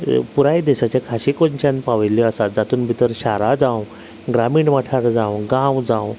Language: Konkani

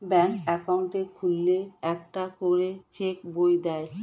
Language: Bangla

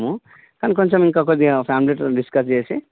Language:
Telugu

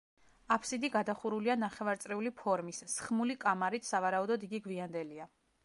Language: Georgian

